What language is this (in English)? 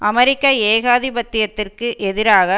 Tamil